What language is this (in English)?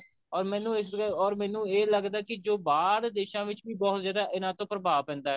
Punjabi